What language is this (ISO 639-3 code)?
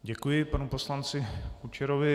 ces